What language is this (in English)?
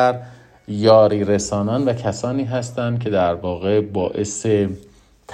Persian